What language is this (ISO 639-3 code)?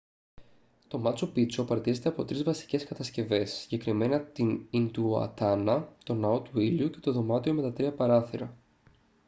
ell